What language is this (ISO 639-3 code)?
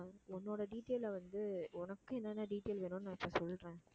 tam